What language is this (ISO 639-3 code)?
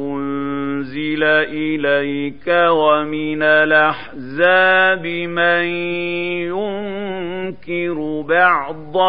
ara